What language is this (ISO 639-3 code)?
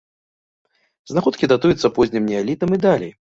bel